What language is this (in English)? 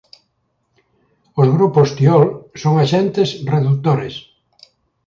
Galician